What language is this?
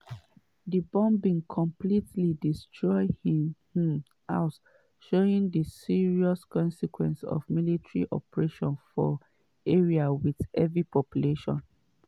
Nigerian Pidgin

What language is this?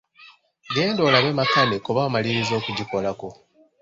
Ganda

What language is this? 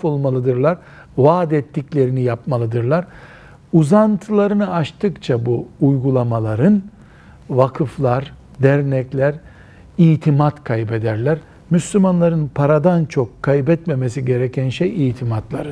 Turkish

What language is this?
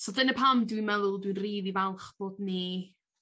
Welsh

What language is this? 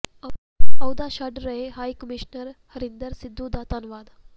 Punjabi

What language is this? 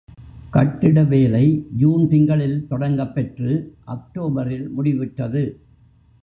Tamil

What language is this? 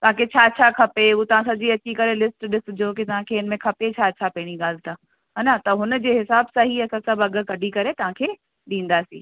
Sindhi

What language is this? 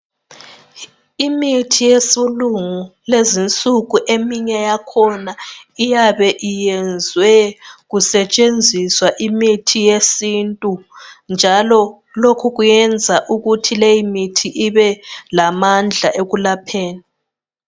North Ndebele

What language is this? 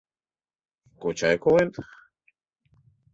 Mari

